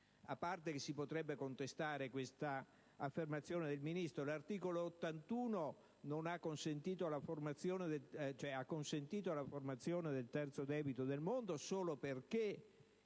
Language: Italian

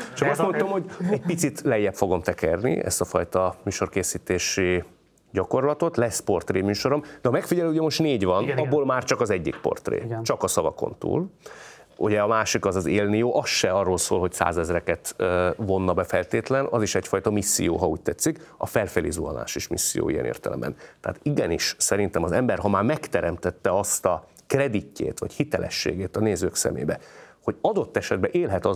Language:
Hungarian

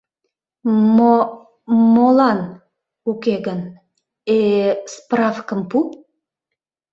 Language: Mari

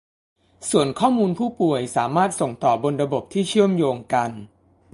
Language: Thai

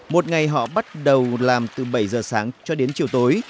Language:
Vietnamese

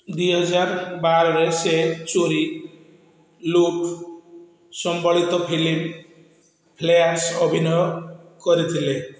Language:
Odia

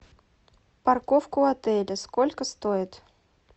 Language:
Russian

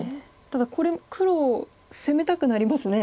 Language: Japanese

